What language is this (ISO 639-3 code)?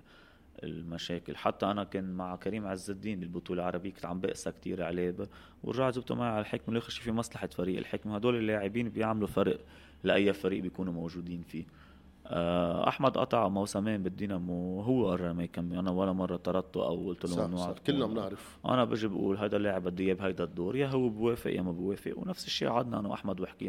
ara